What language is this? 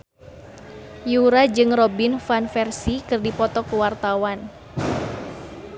Sundanese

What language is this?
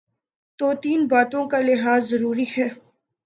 Urdu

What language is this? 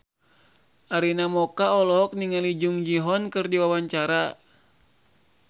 Sundanese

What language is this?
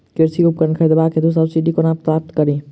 Maithili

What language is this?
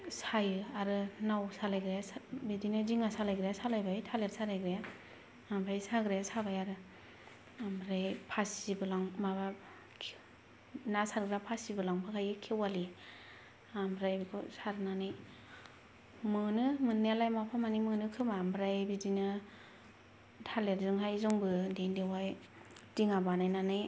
Bodo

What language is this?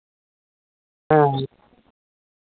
Santali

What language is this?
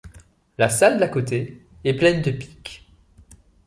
French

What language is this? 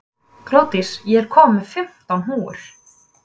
Icelandic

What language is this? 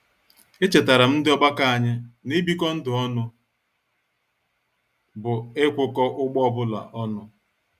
Igbo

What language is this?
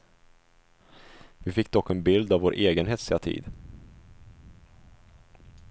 Swedish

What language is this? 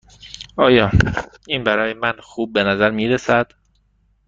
Persian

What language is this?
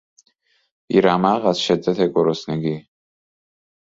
Persian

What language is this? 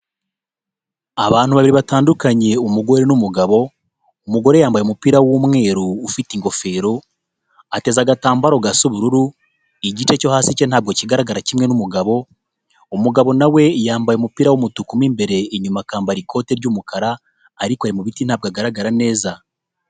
Kinyarwanda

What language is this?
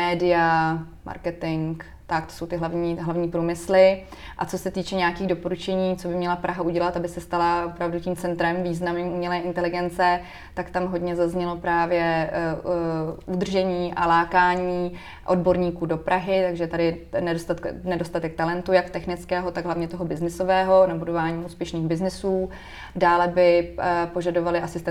Czech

